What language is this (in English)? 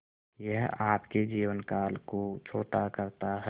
Hindi